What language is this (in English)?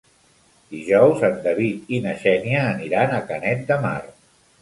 Catalan